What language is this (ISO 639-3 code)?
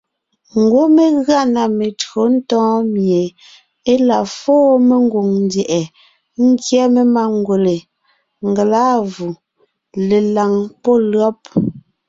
nnh